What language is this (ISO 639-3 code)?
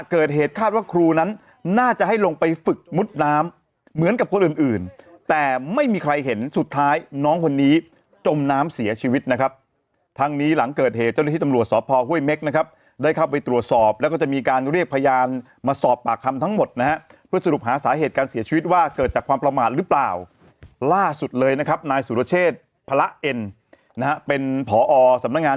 tha